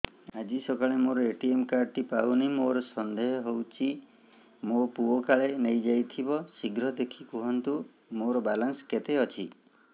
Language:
Odia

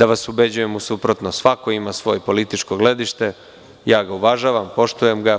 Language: Serbian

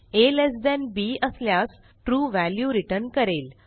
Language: Marathi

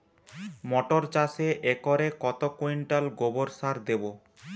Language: Bangla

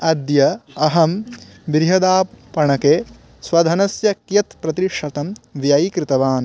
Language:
Sanskrit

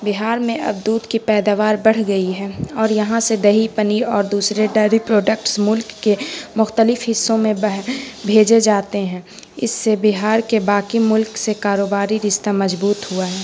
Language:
Urdu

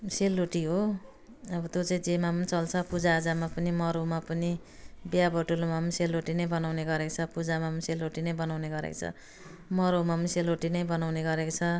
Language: Nepali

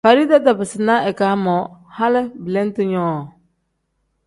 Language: Tem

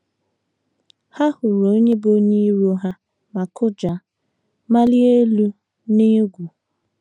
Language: Igbo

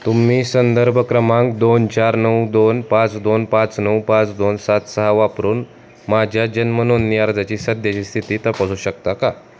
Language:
Marathi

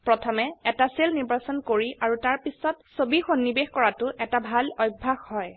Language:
Assamese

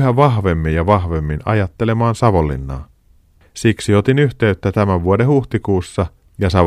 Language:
Finnish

